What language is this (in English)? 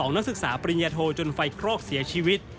Thai